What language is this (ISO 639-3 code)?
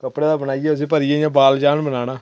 doi